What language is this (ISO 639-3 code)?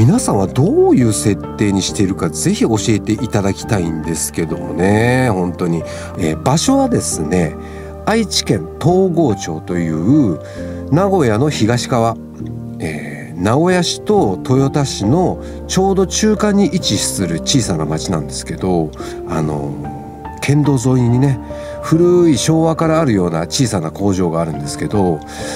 jpn